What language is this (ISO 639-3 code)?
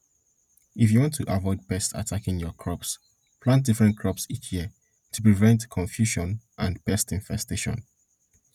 pcm